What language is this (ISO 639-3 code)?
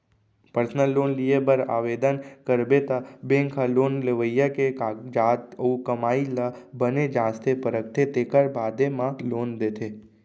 hne